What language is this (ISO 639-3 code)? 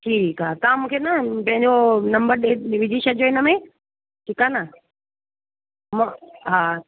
snd